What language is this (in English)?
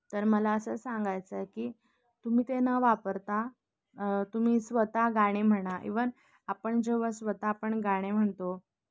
Marathi